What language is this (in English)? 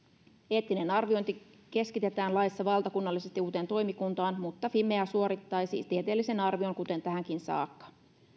Finnish